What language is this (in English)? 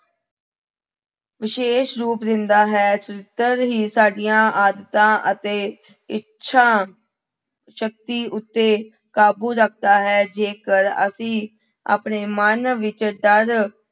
Punjabi